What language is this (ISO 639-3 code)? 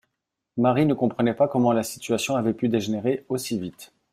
fra